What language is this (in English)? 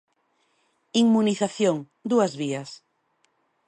Galician